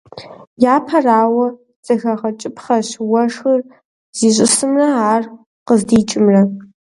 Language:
Kabardian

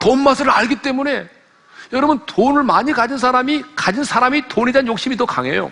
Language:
Korean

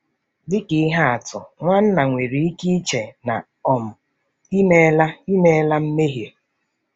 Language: Igbo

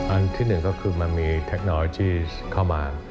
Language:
Thai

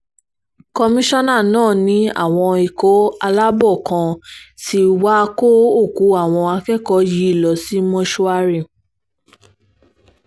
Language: Yoruba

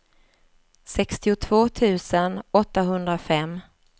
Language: Swedish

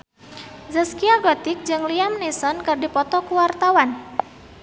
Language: Sundanese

